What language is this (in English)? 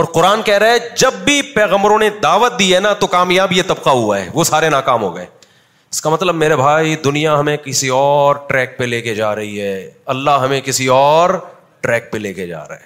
Urdu